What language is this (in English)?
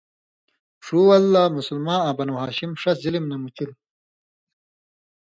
Indus Kohistani